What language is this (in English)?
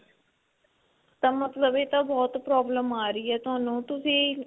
Punjabi